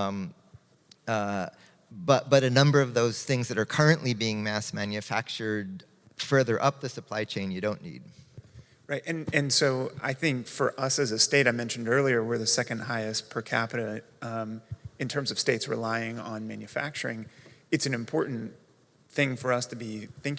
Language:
English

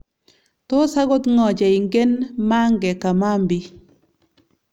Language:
Kalenjin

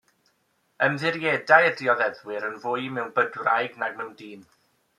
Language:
Welsh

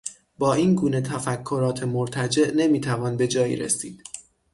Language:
Persian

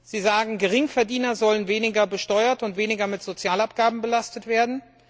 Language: German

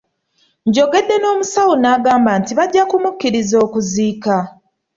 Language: Ganda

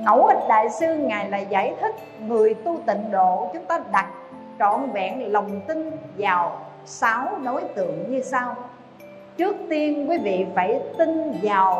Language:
Vietnamese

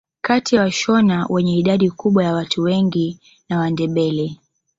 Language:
Swahili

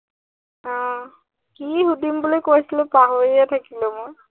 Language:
Assamese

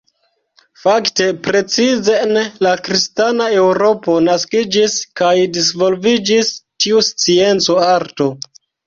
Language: Esperanto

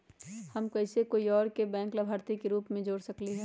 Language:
Magahi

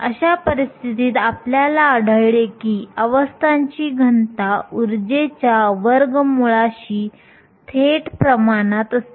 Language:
Marathi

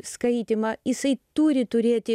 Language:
Lithuanian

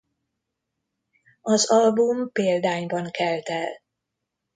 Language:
Hungarian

